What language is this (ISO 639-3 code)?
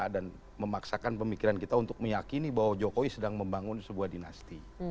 ind